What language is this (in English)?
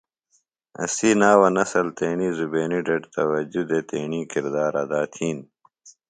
Phalura